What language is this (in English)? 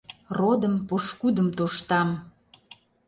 Mari